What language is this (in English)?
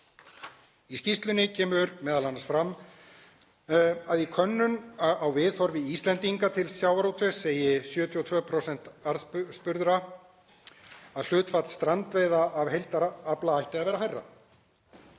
Icelandic